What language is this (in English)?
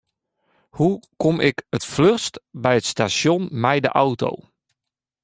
Western Frisian